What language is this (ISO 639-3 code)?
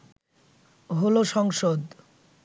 ben